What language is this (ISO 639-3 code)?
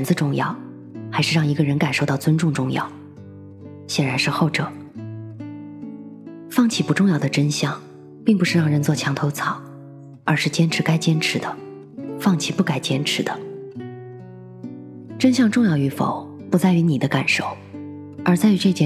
zho